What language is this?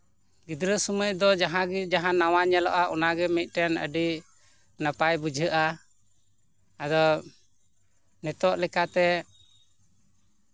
Santali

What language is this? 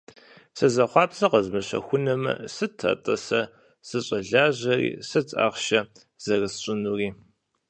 Kabardian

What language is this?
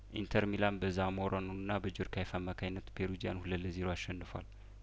Amharic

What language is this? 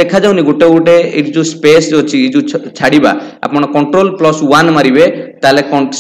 Hindi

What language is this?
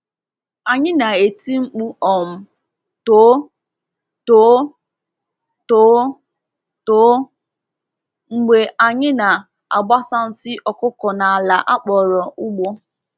Igbo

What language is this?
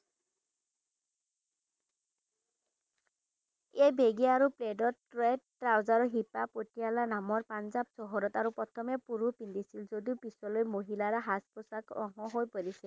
Assamese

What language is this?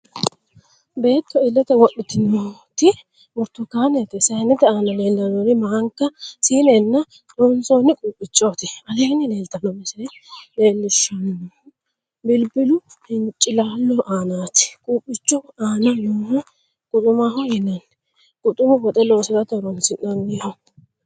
Sidamo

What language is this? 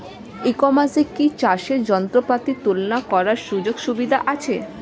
Bangla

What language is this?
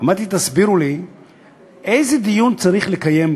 Hebrew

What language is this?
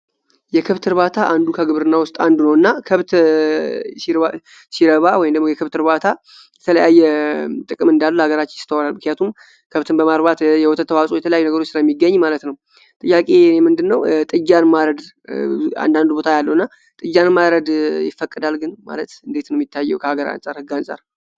Amharic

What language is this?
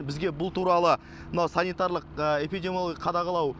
Kazakh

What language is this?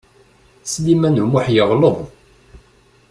Kabyle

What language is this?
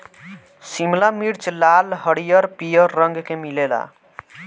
Bhojpuri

